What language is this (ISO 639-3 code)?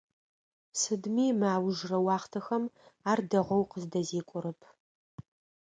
ady